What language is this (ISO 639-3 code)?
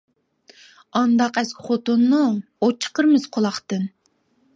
uig